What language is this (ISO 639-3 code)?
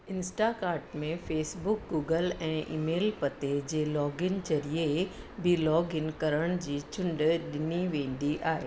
snd